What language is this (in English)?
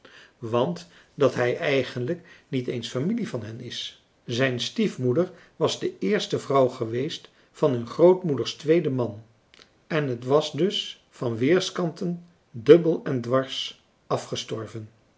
Dutch